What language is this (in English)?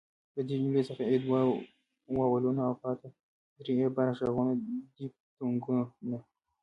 Pashto